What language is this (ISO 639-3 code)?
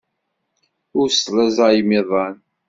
kab